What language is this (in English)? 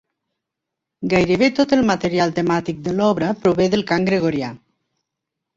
Catalan